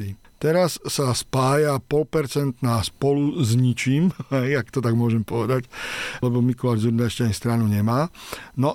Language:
Slovak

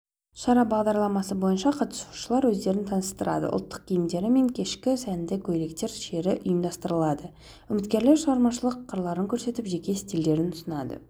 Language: Kazakh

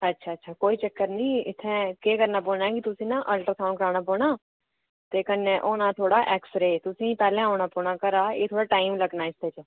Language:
Dogri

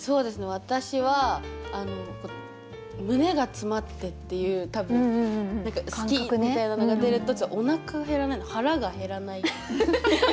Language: Japanese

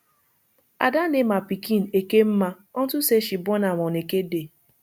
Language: Nigerian Pidgin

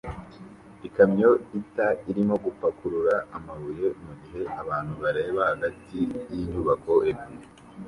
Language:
Kinyarwanda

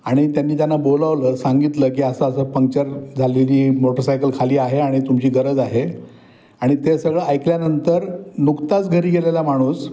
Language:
Marathi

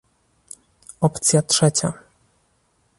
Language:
Polish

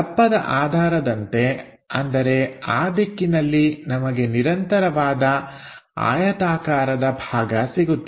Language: Kannada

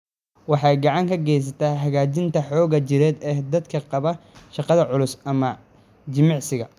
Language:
Somali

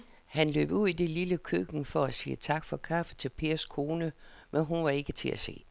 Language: Danish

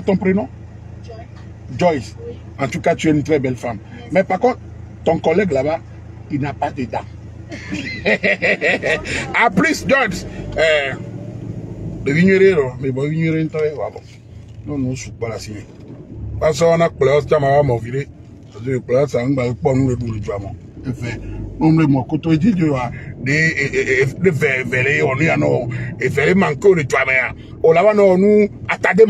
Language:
French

